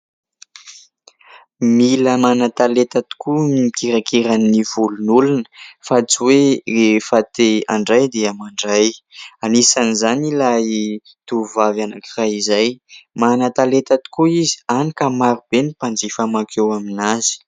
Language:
Malagasy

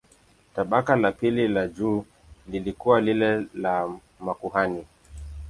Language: Swahili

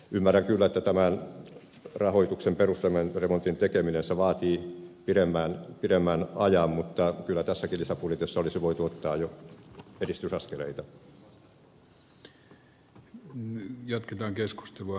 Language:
Finnish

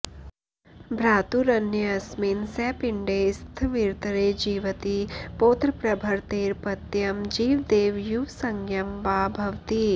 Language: Sanskrit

